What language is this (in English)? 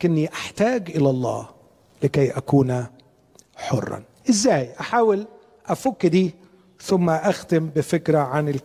Arabic